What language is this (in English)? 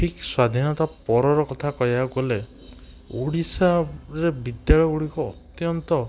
Odia